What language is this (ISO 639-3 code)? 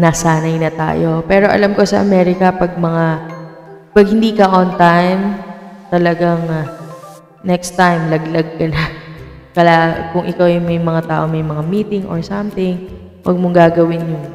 fil